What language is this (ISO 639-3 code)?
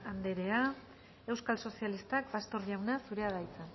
eus